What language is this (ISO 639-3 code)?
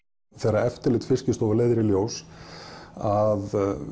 isl